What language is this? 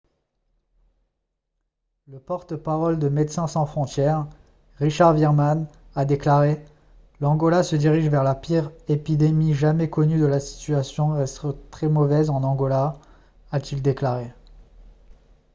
French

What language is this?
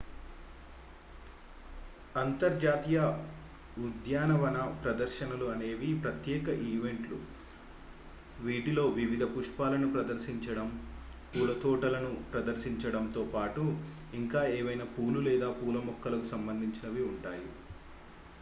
Telugu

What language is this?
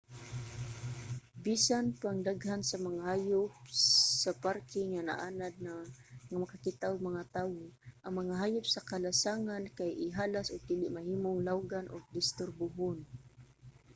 Cebuano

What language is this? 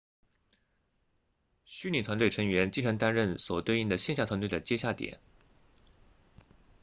Chinese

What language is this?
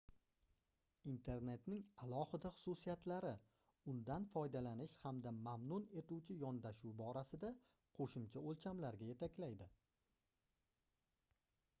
Uzbek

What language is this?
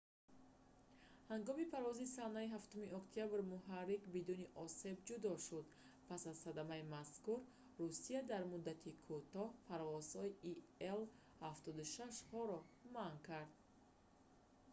Tajik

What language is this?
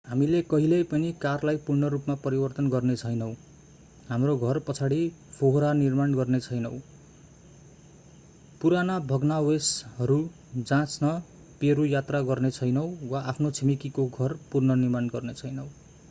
Nepali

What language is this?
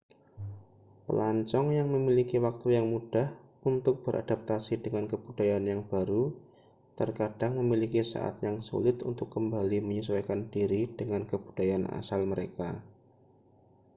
Indonesian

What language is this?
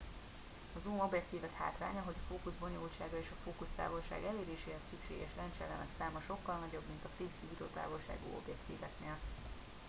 Hungarian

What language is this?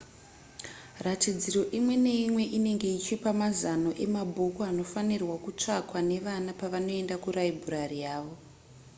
Shona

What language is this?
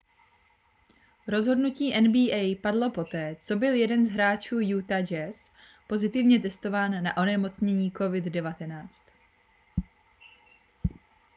Czech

